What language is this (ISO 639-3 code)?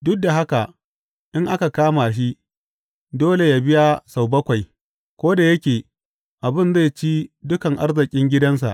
hau